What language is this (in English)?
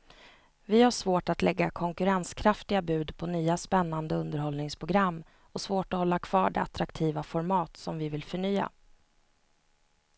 Swedish